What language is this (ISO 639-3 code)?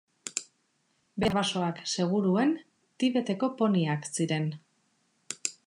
eus